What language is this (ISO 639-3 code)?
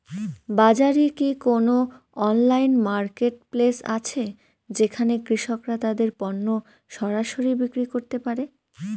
ben